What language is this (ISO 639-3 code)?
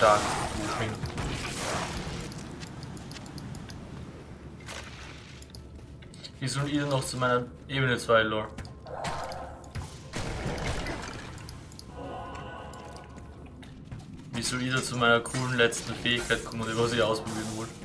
deu